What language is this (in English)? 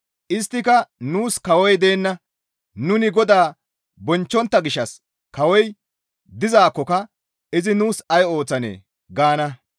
Gamo